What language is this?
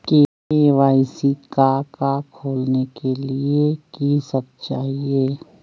Magahi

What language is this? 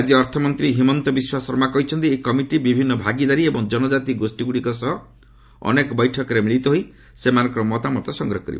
Odia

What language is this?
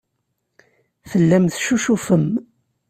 Kabyle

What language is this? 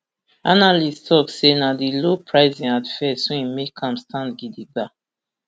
Nigerian Pidgin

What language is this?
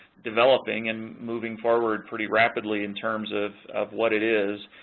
English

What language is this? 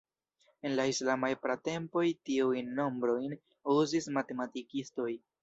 Esperanto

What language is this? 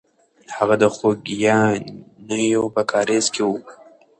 Pashto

